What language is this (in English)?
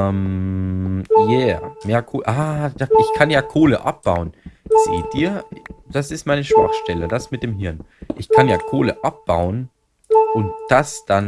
German